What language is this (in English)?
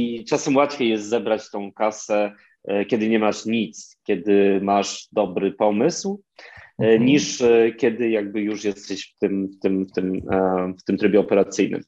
Polish